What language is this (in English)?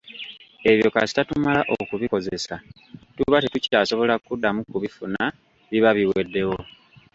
Ganda